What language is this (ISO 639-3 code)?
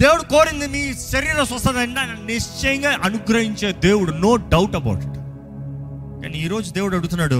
tel